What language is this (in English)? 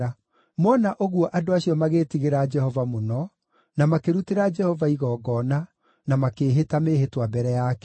Kikuyu